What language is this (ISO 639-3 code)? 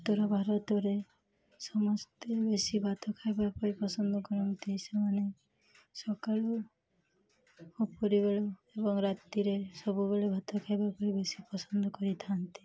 ori